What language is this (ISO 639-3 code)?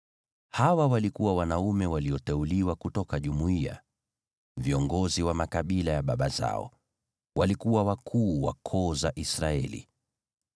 swa